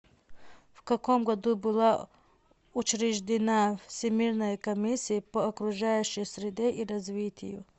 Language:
Russian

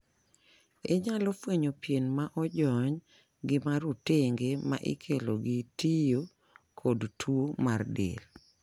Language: Luo (Kenya and Tanzania)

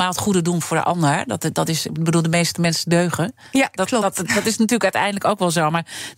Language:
Dutch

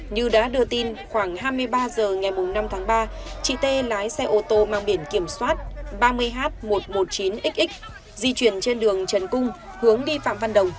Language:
Vietnamese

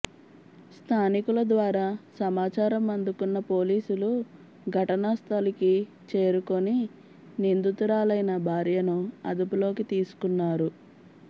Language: Telugu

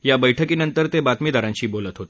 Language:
Marathi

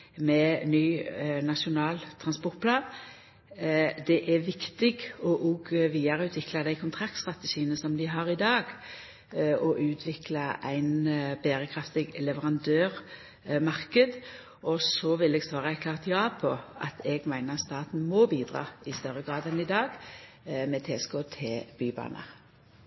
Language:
Norwegian Nynorsk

